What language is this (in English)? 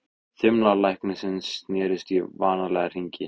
Icelandic